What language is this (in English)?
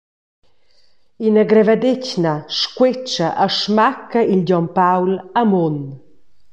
Romansh